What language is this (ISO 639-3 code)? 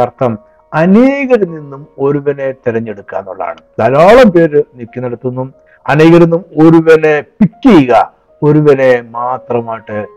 mal